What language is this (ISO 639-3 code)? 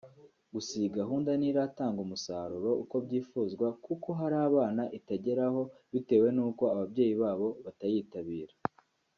kin